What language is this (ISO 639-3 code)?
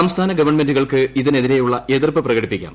mal